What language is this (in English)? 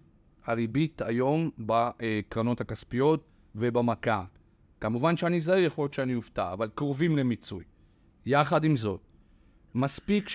Hebrew